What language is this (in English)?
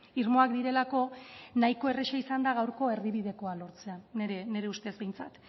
Basque